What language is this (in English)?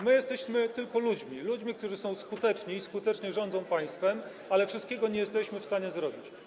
Polish